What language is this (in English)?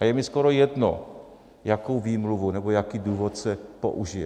Czech